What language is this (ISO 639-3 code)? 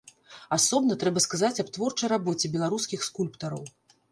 bel